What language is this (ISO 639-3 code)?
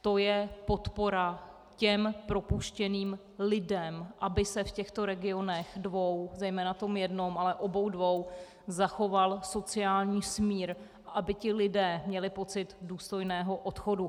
ces